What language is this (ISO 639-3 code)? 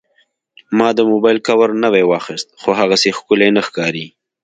pus